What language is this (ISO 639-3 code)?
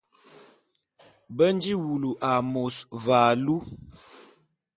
bum